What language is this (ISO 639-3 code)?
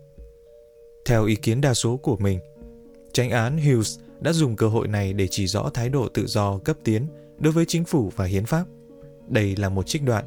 vie